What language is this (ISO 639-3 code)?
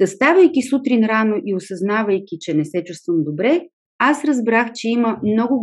bul